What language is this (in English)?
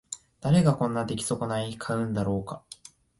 Japanese